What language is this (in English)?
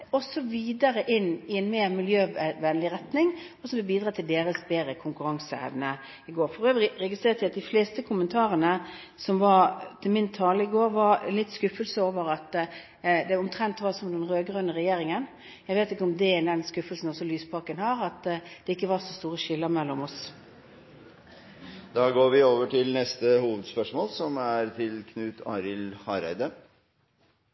Norwegian